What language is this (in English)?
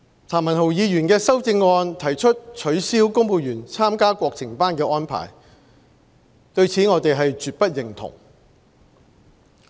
Cantonese